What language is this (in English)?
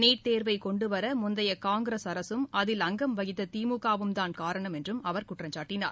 Tamil